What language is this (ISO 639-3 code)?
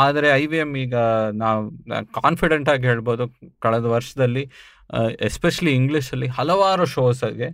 kan